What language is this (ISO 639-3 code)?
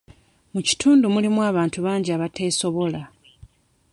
lug